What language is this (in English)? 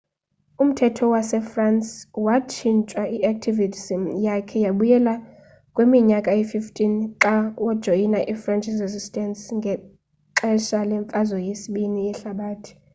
Xhosa